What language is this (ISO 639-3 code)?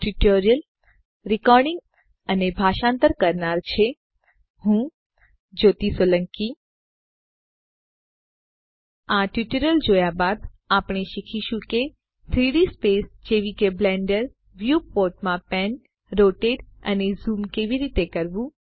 guj